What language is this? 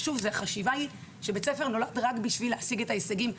Hebrew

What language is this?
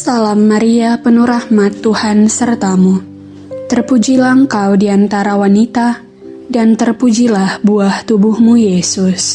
Indonesian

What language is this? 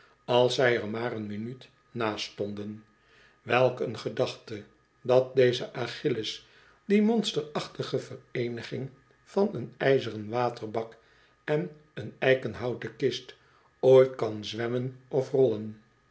Dutch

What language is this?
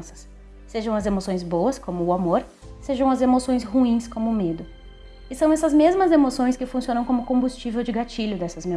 Portuguese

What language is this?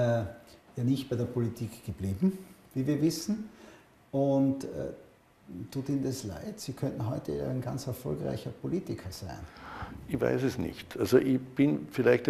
German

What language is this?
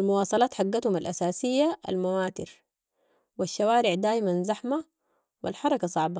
Sudanese Arabic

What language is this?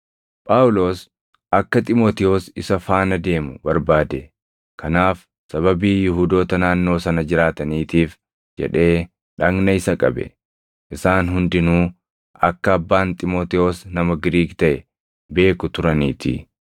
Oromo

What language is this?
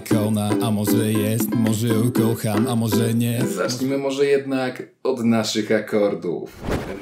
Polish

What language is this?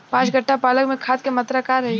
Bhojpuri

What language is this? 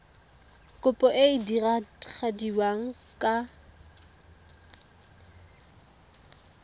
Tswana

